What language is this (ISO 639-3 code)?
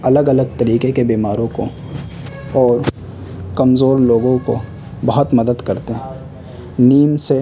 urd